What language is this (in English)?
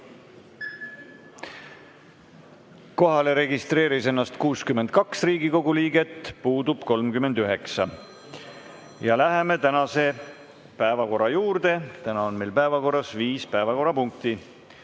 Estonian